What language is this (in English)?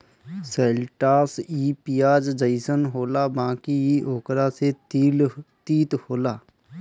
Bhojpuri